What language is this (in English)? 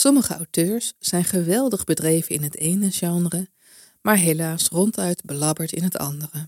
Dutch